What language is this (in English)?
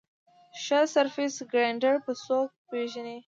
Pashto